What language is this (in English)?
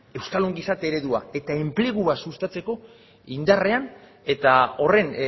Basque